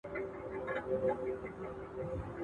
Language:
Pashto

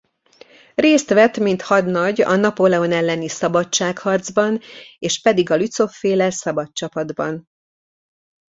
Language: Hungarian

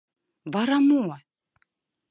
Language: Mari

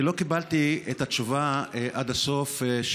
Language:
Hebrew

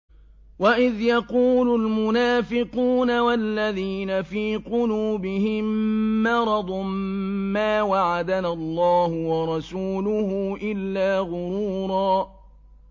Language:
Arabic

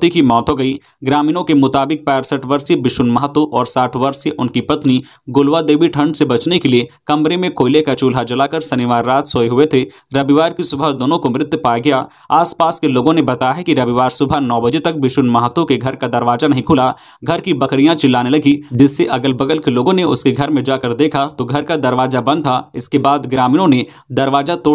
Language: Hindi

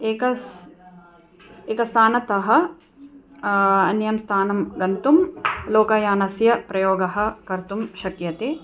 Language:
Sanskrit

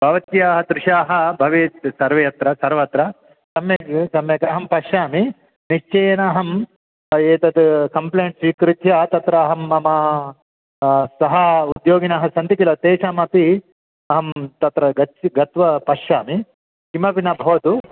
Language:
Sanskrit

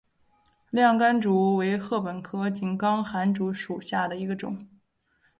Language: Chinese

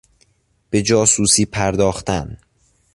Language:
Persian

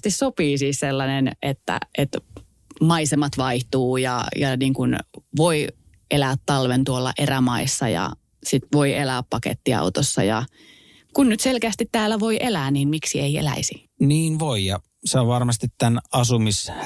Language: Finnish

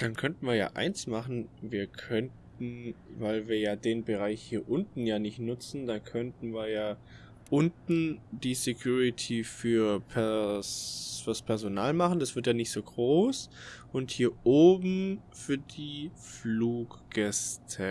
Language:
German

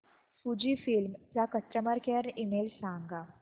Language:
Marathi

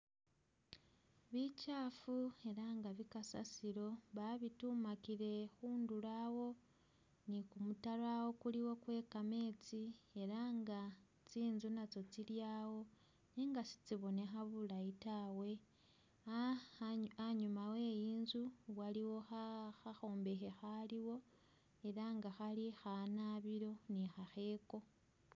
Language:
Masaaba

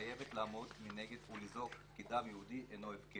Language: Hebrew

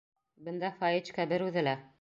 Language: Bashkir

